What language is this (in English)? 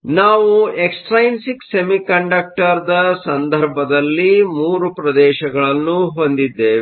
Kannada